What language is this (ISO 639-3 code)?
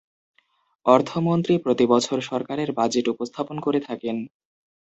ben